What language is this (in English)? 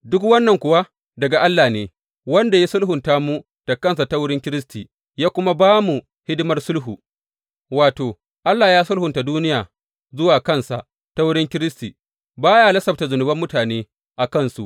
Hausa